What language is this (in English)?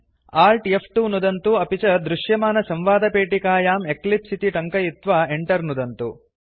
Sanskrit